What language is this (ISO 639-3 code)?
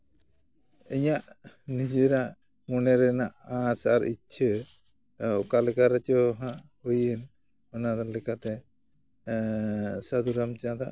sat